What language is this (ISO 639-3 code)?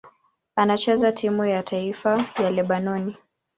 swa